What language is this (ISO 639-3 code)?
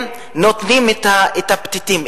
heb